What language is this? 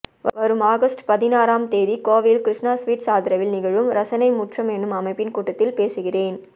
Tamil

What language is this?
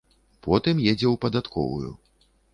Belarusian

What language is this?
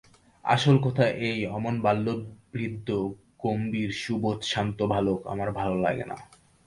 Bangla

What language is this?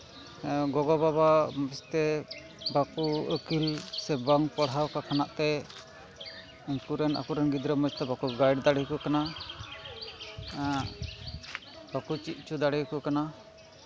Santali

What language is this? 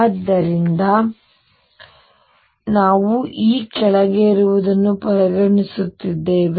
Kannada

